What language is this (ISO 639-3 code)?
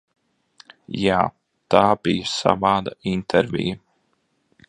lav